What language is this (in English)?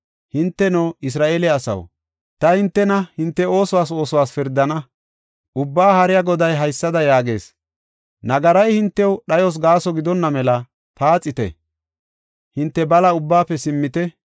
Gofa